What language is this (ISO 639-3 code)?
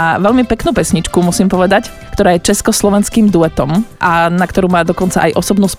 slk